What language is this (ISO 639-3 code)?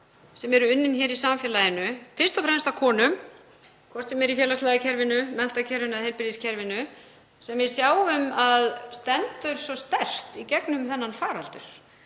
isl